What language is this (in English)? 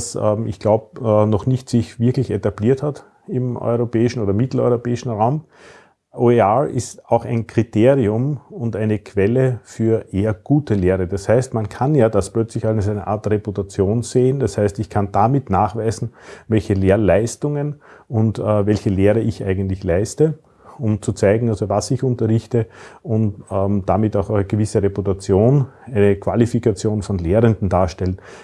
German